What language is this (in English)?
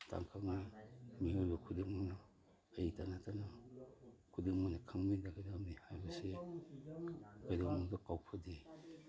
Manipuri